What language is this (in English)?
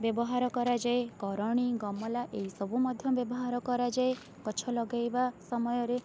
Odia